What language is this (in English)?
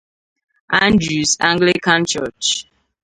Igbo